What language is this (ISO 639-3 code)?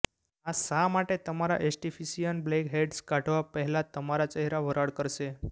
guj